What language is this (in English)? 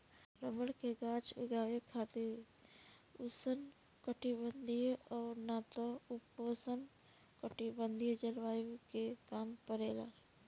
Bhojpuri